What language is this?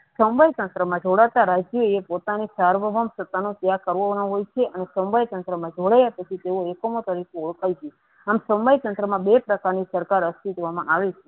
Gujarati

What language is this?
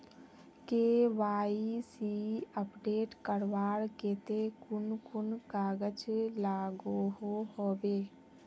Magahi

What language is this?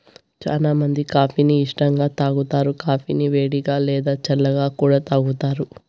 Telugu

